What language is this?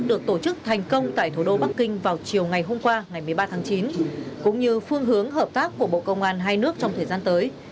Vietnamese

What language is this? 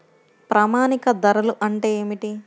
Telugu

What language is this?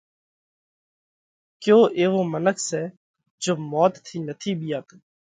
Parkari Koli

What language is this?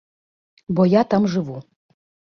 Belarusian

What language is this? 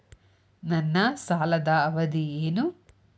Kannada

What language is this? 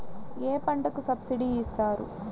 Telugu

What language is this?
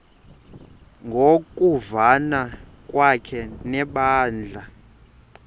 Xhosa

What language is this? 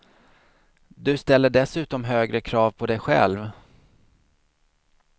Swedish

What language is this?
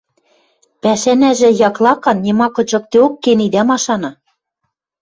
Western Mari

